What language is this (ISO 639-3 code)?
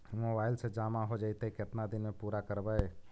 mag